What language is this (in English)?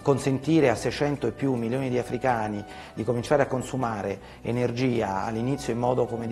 Italian